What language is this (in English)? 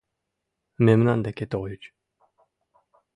Mari